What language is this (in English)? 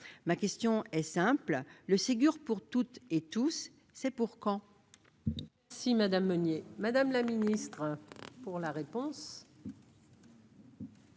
French